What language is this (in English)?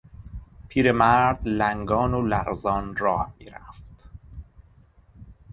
Persian